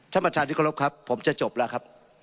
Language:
Thai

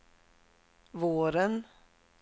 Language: Swedish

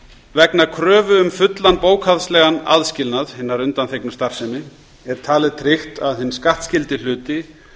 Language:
Icelandic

